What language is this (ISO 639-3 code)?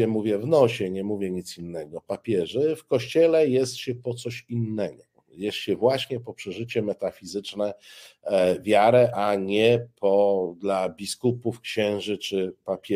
pol